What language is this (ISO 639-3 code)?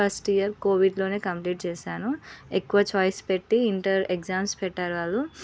tel